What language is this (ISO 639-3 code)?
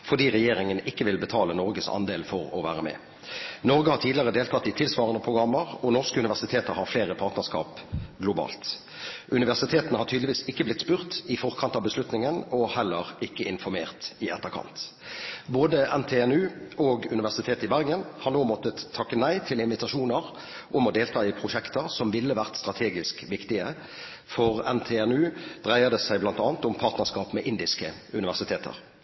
nob